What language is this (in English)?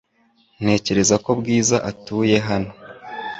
Kinyarwanda